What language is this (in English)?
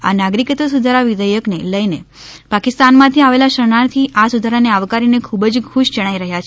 Gujarati